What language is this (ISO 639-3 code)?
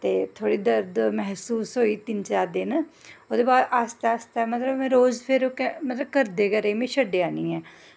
doi